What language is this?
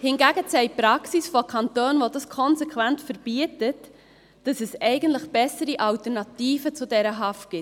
Swiss German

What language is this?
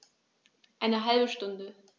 German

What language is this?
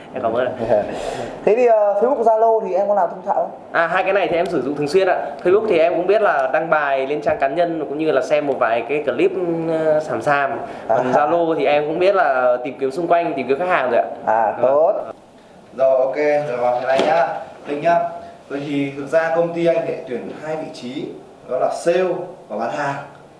Vietnamese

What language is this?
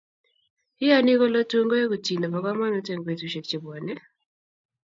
Kalenjin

